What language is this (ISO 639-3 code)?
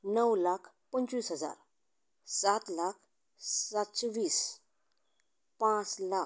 kok